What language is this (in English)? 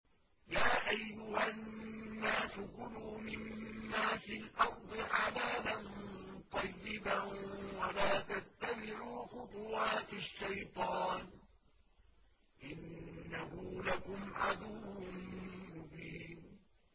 Arabic